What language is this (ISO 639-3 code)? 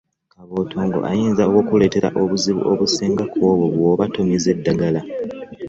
lug